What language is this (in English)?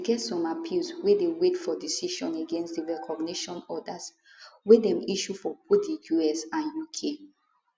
Nigerian Pidgin